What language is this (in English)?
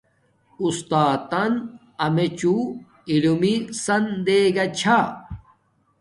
Domaaki